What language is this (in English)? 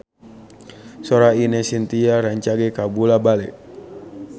Sundanese